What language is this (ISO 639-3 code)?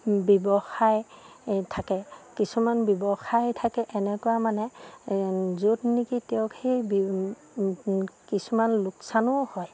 asm